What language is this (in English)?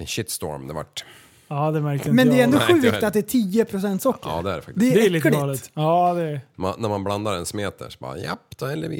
Swedish